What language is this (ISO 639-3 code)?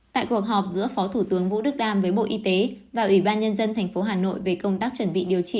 vie